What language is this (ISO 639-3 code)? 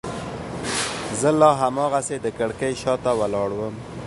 pus